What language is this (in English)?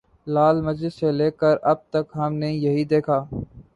Urdu